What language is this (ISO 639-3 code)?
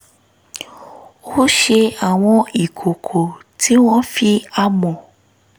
yor